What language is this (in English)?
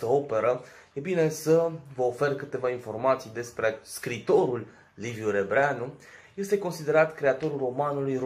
Romanian